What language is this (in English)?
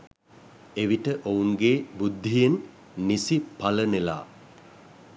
Sinhala